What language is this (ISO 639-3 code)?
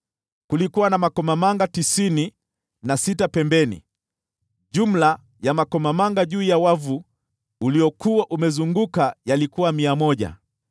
swa